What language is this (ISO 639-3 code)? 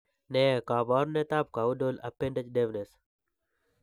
kln